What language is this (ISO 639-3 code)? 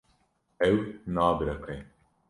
kur